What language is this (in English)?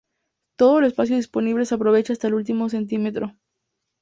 Spanish